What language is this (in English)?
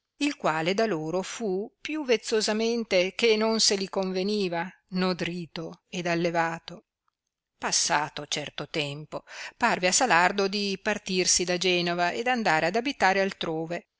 Italian